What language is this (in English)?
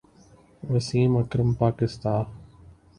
Urdu